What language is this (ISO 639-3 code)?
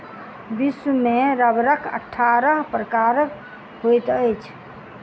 mai